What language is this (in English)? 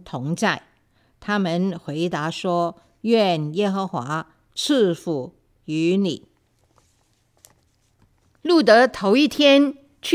Chinese